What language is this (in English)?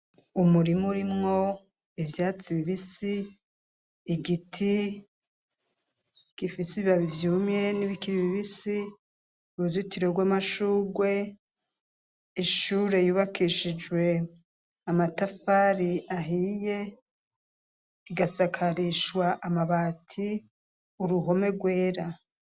Rundi